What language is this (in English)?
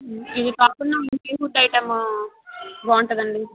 Telugu